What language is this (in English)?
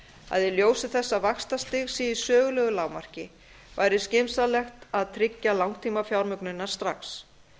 Icelandic